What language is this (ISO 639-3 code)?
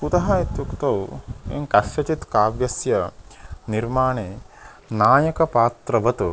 san